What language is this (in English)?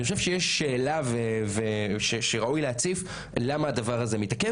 Hebrew